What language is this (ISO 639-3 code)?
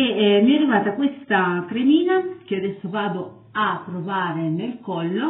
ita